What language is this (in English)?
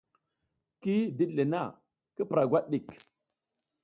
South Giziga